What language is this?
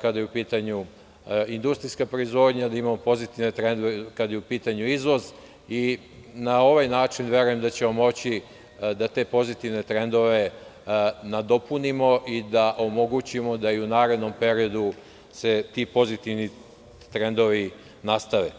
Serbian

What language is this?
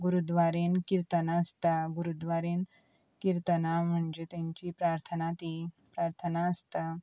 Konkani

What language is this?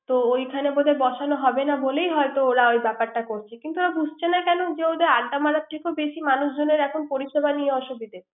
Bangla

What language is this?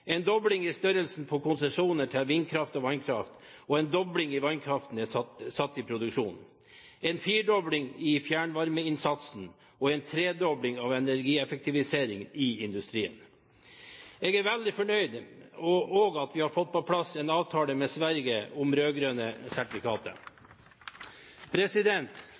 Norwegian Bokmål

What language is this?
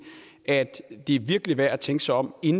Danish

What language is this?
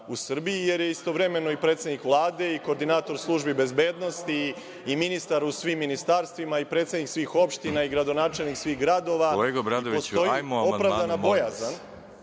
Serbian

